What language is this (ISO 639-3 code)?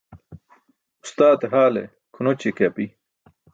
bsk